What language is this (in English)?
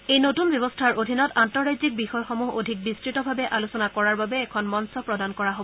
Assamese